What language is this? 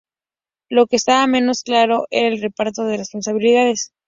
Spanish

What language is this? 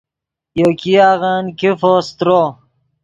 Yidgha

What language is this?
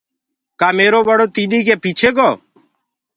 Gurgula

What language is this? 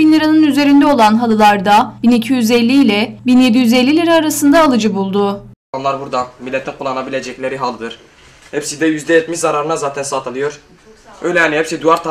Turkish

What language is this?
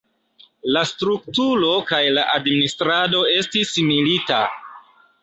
Esperanto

